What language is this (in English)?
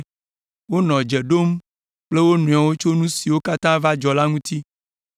Ewe